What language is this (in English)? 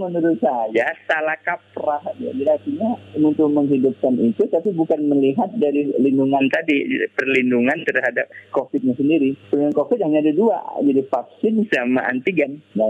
Indonesian